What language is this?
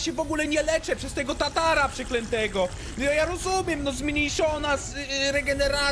Polish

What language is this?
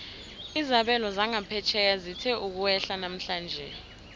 South Ndebele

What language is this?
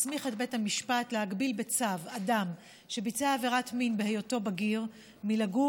Hebrew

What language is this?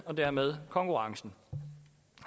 Danish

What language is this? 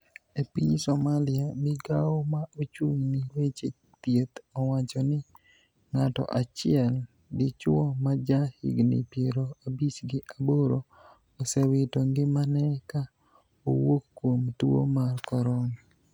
Luo (Kenya and Tanzania)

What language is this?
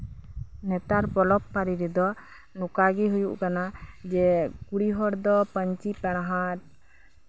Santali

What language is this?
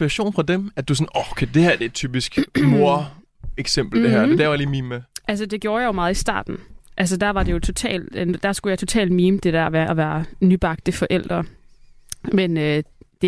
Danish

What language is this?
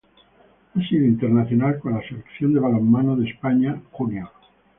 Spanish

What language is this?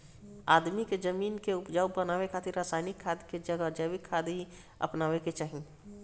Bhojpuri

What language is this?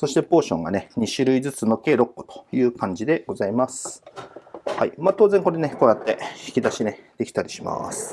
Japanese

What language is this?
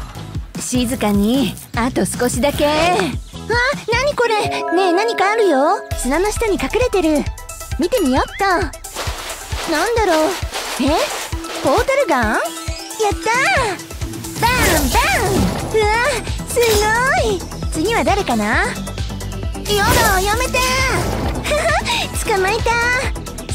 Japanese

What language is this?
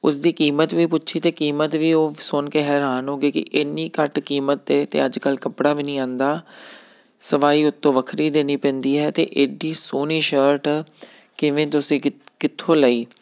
Punjabi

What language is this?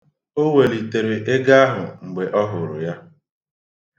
Igbo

